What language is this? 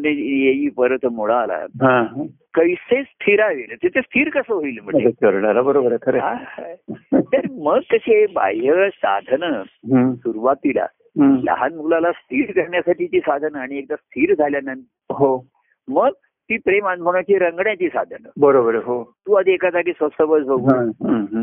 Marathi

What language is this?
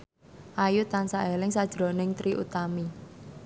Javanese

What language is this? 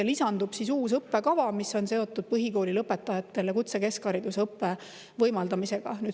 Estonian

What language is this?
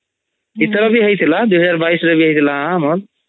Odia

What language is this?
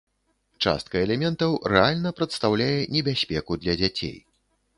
Belarusian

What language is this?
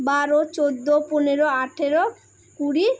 Bangla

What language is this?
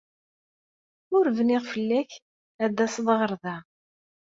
Kabyle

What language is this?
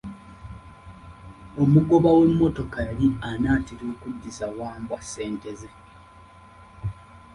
Ganda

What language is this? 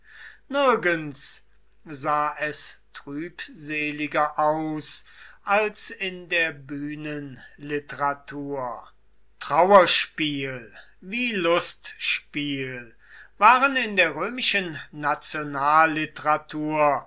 German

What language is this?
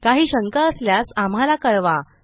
Marathi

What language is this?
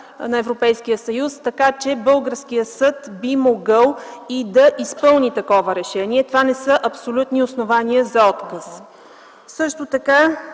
Bulgarian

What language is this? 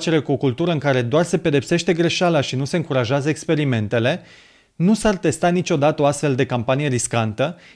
Romanian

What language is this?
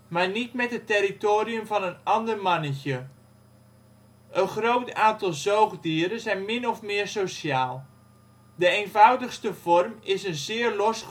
Dutch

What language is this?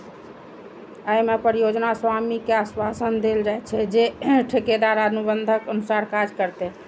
Maithili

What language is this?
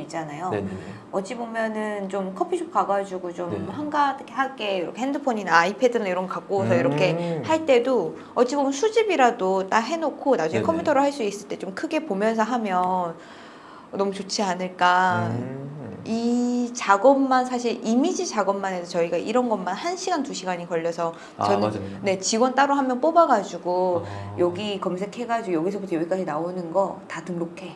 Korean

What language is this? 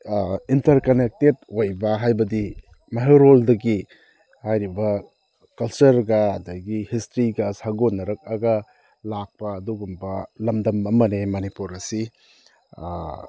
Manipuri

